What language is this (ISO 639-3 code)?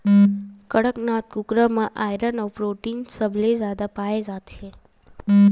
hne